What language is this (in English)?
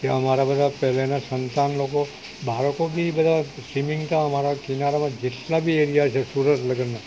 Gujarati